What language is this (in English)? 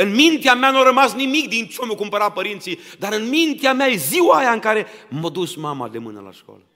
Romanian